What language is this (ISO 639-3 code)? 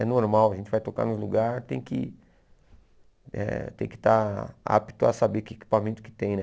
por